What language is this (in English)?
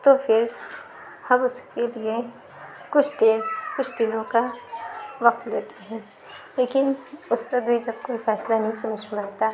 Urdu